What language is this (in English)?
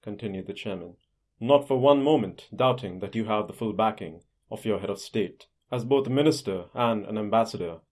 English